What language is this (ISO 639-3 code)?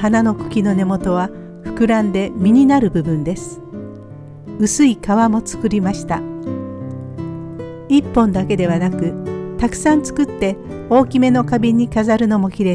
jpn